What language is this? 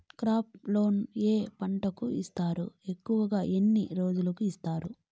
Telugu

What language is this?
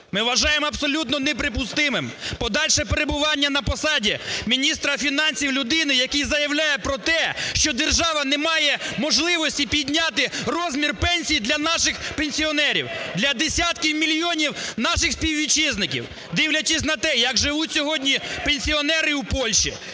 Ukrainian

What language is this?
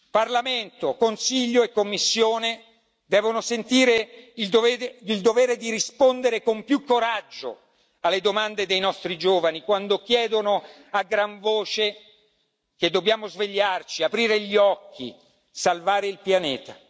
Italian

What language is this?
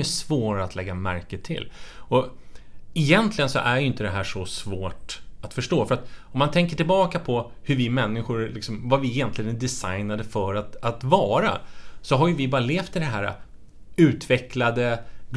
Swedish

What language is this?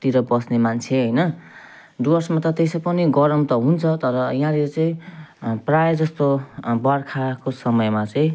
Nepali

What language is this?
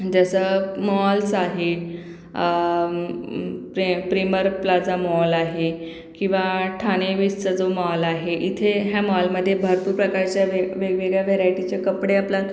Marathi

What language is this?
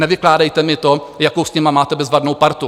Czech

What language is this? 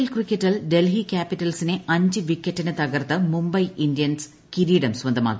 Malayalam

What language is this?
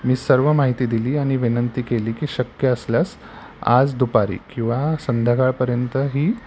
Marathi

